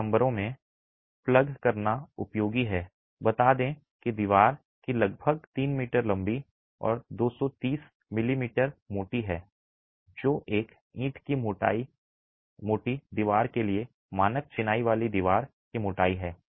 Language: Hindi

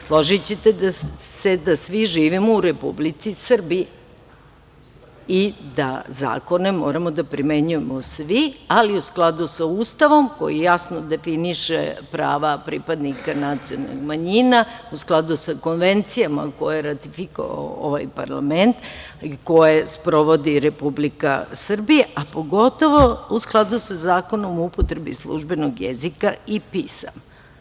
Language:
Serbian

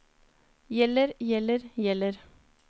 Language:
Norwegian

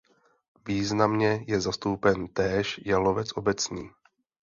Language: Czech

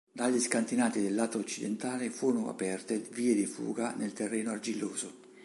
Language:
Italian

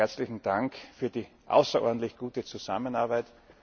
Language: German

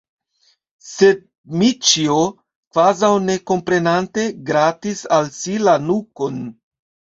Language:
Esperanto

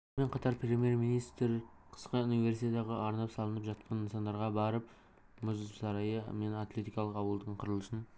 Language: Kazakh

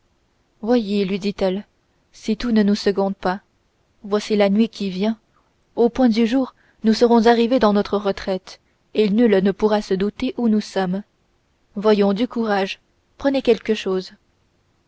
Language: French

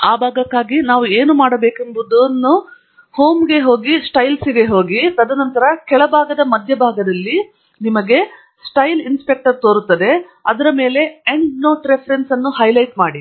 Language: Kannada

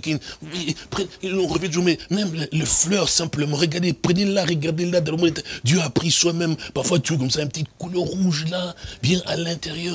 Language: French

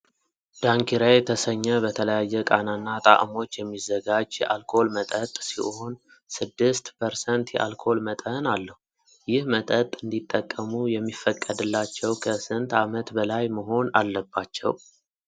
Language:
Amharic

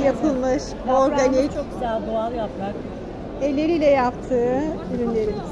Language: Turkish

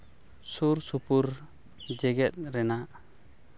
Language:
Santali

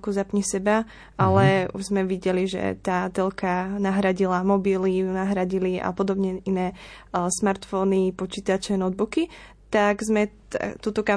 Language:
Slovak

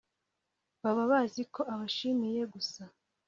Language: Kinyarwanda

